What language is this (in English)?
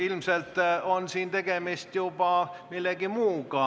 Estonian